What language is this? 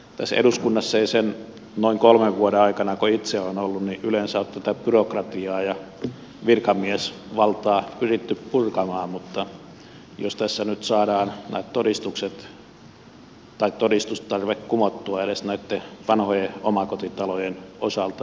Finnish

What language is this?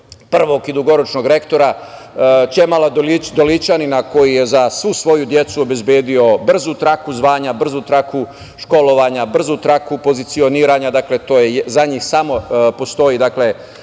Serbian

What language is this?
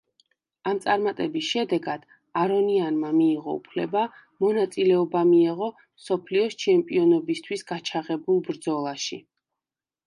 Georgian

